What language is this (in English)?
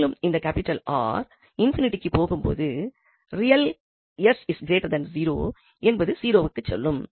Tamil